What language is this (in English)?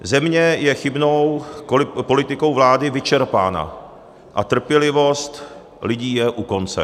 Czech